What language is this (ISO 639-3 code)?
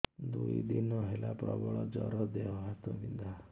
ori